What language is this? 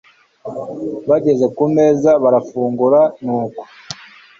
Kinyarwanda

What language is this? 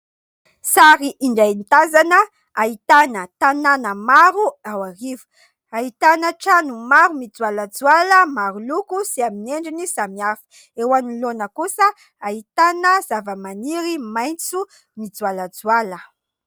Malagasy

